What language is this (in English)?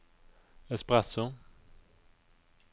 Norwegian